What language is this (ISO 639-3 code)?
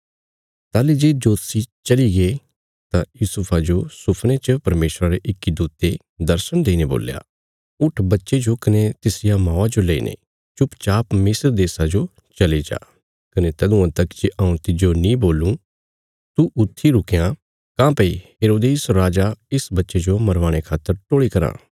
kfs